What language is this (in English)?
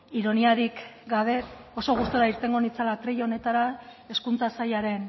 Basque